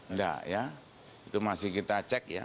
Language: Indonesian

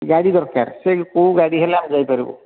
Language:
Odia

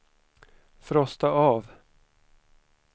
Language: Swedish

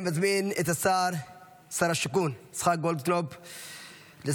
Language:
Hebrew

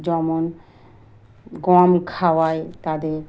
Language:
Bangla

